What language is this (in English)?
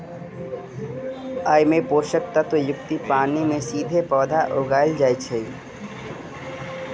Maithili